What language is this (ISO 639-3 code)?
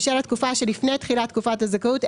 heb